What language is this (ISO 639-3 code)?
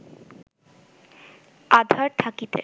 ben